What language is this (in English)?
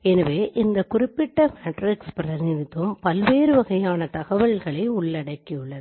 Tamil